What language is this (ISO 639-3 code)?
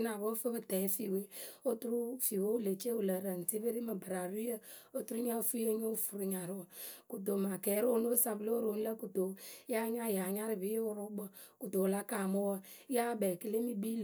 keu